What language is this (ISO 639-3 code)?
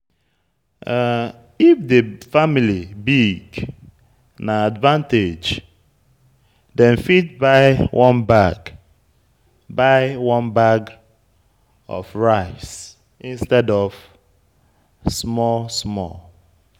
pcm